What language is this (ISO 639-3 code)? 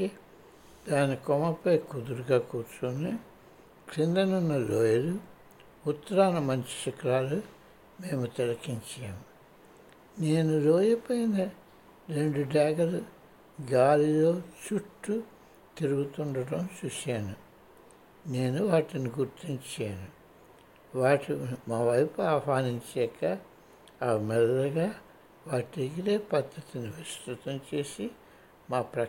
tel